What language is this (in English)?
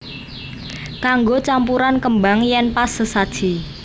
Javanese